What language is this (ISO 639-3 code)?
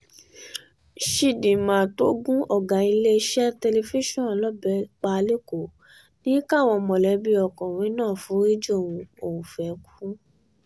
yor